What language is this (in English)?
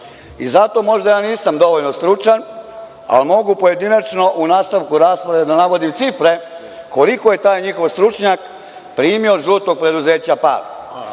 Serbian